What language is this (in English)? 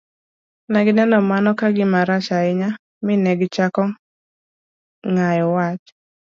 Luo (Kenya and Tanzania)